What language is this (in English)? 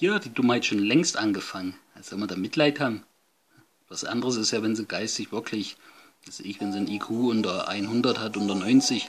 German